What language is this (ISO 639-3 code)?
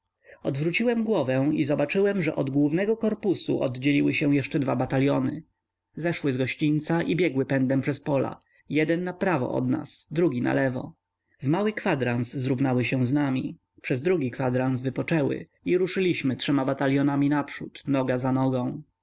pol